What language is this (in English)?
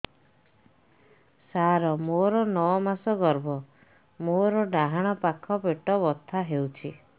Odia